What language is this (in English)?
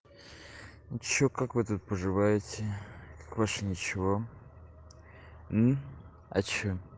Russian